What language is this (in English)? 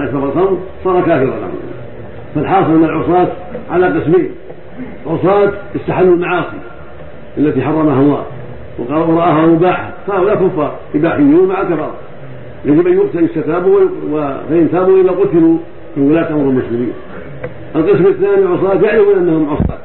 Arabic